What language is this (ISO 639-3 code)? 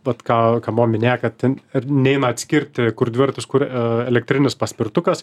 lit